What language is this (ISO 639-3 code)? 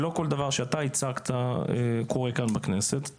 heb